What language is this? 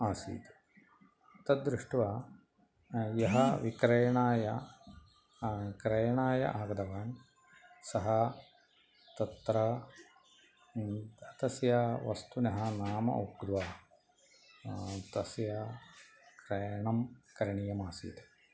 Sanskrit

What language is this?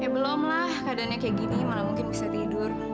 Indonesian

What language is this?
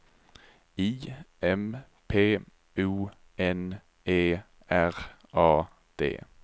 Swedish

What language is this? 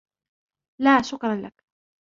Arabic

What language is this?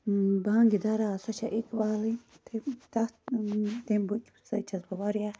Kashmiri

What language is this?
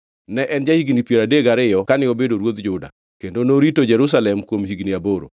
Luo (Kenya and Tanzania)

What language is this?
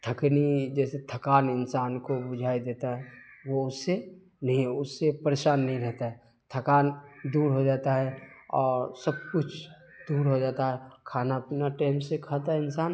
Urdu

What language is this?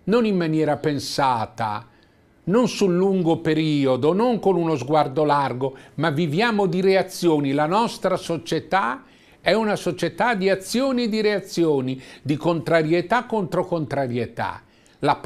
Italian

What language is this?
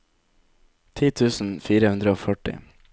Norwegian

